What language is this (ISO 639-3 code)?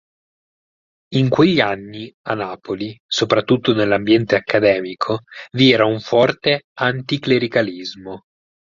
ita